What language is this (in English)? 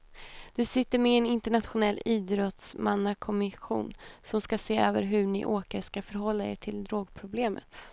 Swedish